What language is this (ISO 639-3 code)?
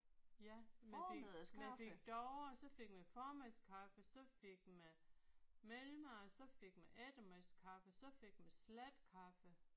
dan